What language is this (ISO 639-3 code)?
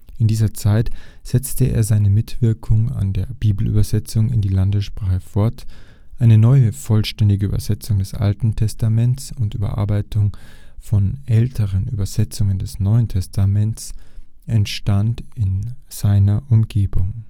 deu